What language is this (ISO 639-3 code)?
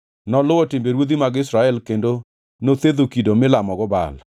luo